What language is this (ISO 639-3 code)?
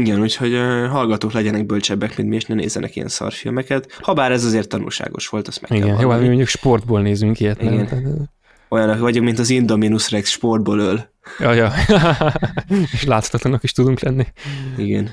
hun